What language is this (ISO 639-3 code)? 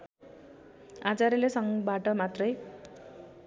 nep